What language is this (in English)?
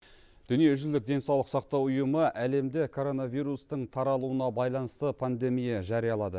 Kazakh